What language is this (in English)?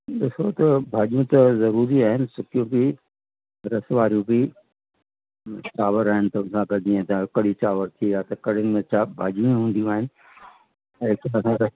Sindhi